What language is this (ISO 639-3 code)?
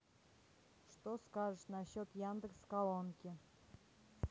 rus